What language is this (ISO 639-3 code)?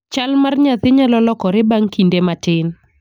luo